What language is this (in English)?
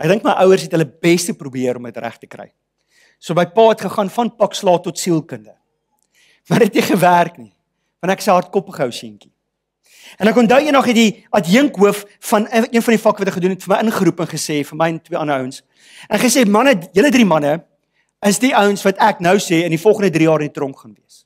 Dutch